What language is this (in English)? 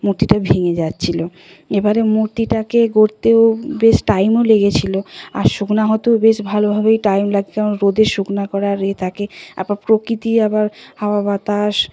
Bangla